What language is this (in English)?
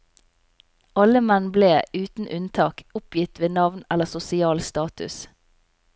Norwegian